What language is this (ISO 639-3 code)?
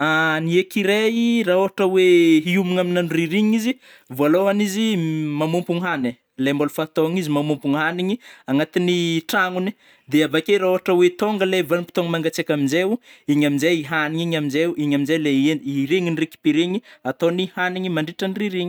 bmm